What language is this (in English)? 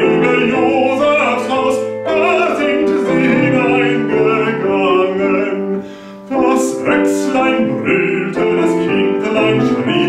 Korean